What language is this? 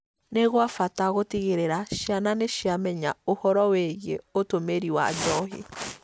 Kikuyu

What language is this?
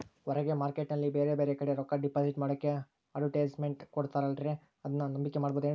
Kannada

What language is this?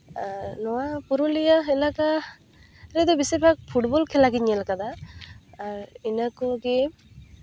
Santali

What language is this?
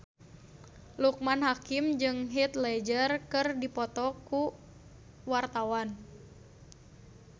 Sundanese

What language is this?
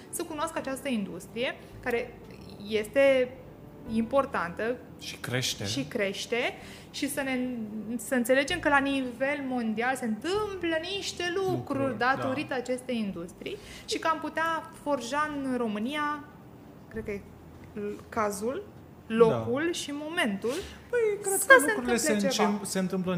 Romanian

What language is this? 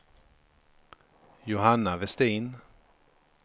Swedish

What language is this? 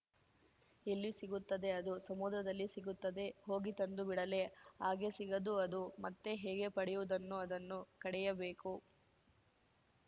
Kannada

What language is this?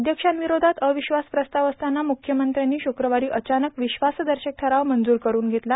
Marathi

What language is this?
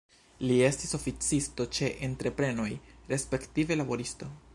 Esperanto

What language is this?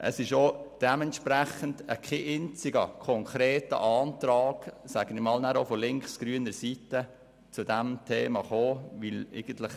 Swiss German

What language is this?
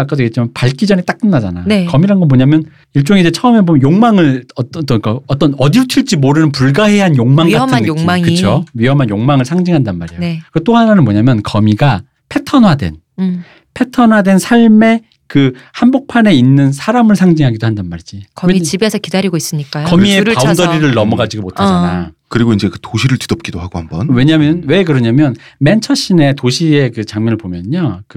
Korean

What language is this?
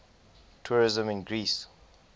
English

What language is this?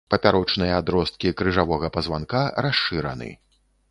Belarusian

